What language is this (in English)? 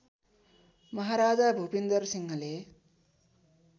Nepali